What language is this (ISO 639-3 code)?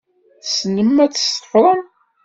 kab